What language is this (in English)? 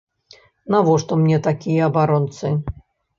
Belarusian